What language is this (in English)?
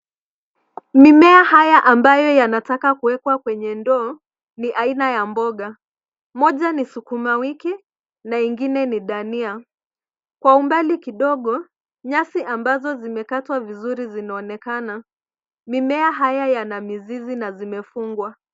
Swahili